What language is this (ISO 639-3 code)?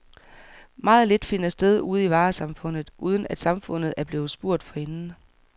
dan